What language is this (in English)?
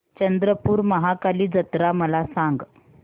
Marathi